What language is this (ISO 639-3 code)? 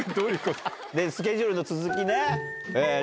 jpn